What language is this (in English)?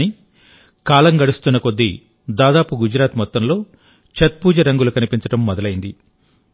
Telugu